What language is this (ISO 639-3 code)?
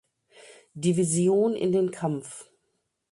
deu